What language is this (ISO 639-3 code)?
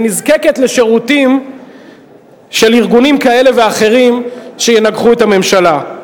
heb